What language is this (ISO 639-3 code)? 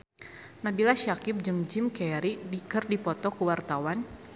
sun